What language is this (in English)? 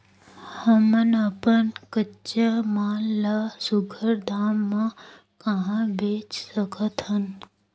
Chhattisgarhi